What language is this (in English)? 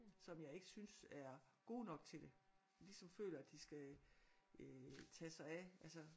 Danish